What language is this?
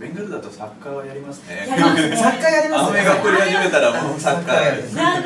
Japanese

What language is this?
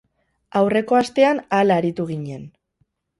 Basque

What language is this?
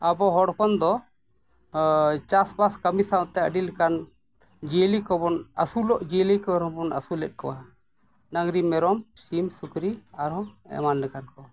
Santali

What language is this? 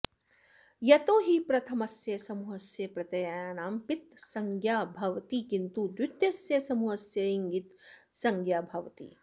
Sanskrit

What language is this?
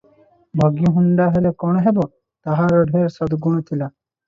Odia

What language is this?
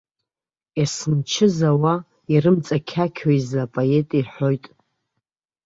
Abkhazian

